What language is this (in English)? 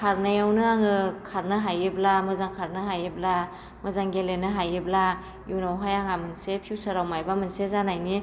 Bodo